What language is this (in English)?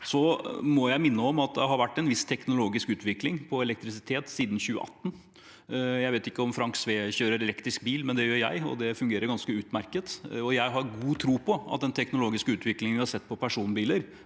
Norwegian